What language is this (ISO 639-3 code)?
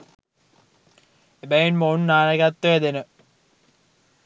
sin